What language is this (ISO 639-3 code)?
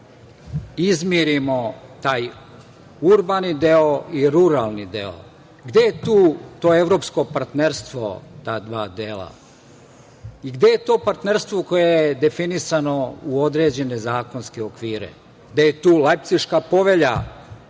srp